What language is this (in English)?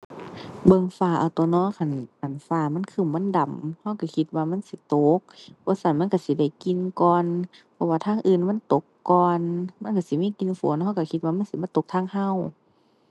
Thai